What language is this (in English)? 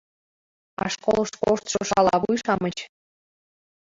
Mari